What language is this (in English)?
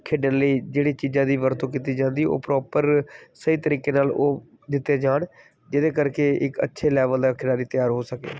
Punjabi